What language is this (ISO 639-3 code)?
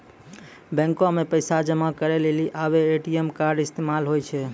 mai